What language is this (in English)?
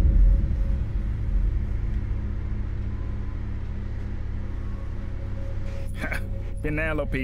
Filipino